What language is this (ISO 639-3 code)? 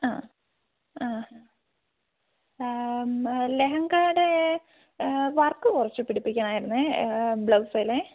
mal